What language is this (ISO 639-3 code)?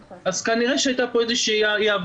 heb